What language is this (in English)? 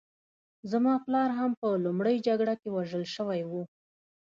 Pashto